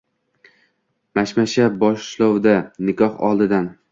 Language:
Uzbek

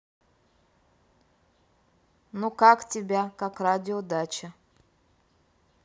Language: Russian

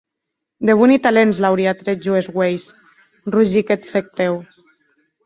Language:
Occitan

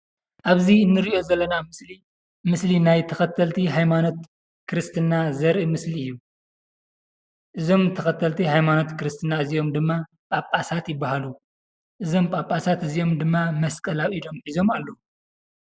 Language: Tigrinya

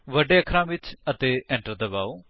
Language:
Punjabi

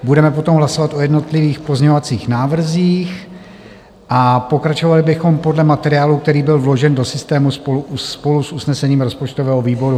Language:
Czech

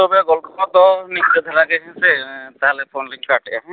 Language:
Santali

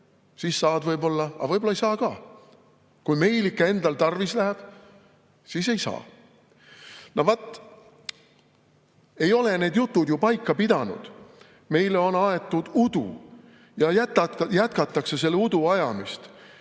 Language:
Estonian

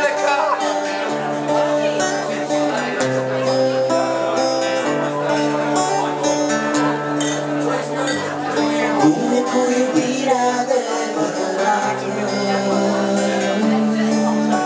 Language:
Romanian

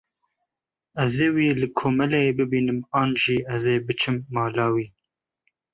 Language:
Kurdish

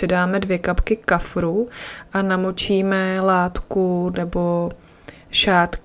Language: Czech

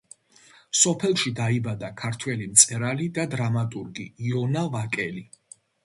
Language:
Georgian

